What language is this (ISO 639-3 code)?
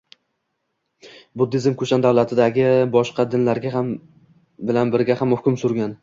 uzb